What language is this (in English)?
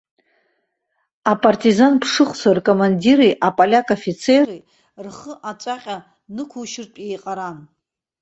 Abkhazian